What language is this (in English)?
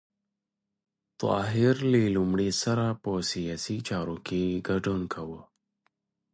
Pashto